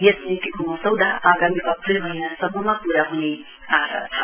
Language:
Nepali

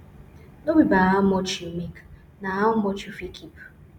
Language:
Nigerian Pidgin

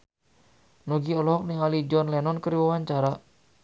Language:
Sundanese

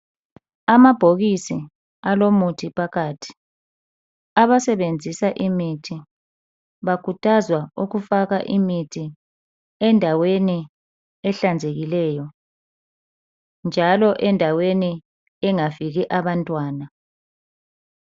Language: North Ndebele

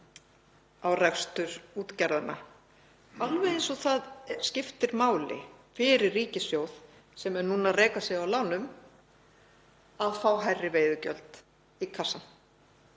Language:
Icelandic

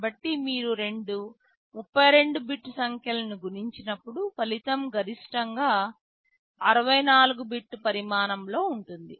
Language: Telugu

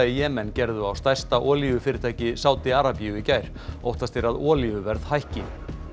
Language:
Icelandic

